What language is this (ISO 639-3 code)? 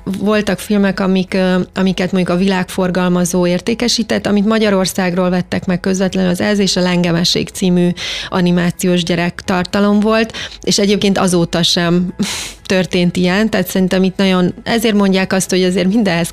hun